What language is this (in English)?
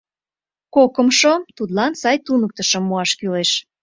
Mari